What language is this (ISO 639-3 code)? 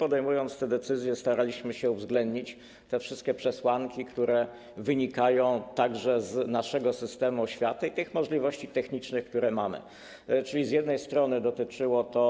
pol